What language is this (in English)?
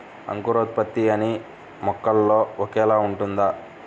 Telugu